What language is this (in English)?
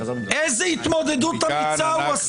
Hebrew